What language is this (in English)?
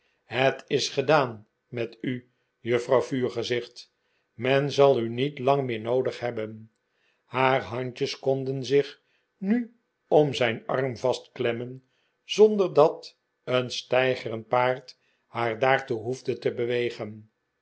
Dutch